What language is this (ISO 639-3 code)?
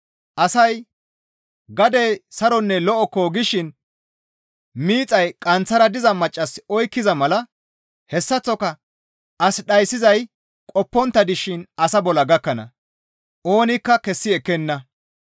gmv